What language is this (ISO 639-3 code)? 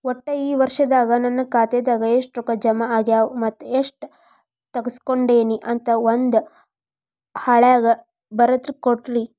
kan